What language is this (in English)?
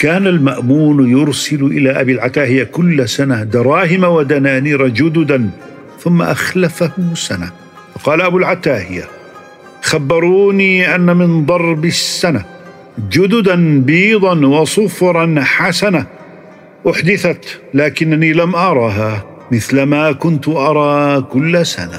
Arabic